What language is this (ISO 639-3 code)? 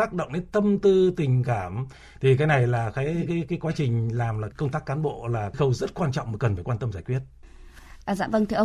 vie